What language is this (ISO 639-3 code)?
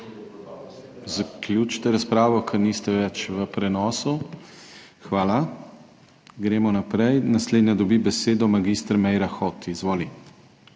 slv